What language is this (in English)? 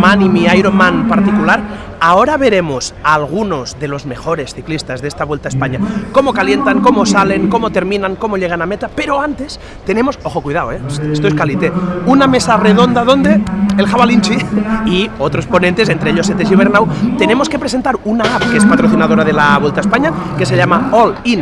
Spanish